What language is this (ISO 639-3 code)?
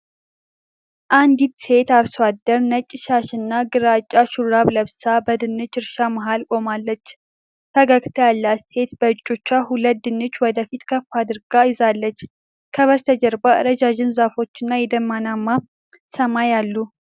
amh